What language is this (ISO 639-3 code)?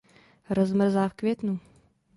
ces